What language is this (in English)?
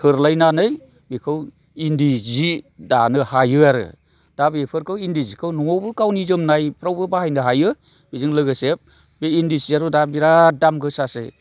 Bodo